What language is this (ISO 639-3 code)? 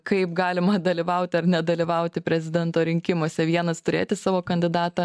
lit